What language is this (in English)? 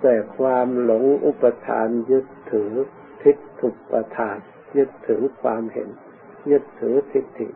Thai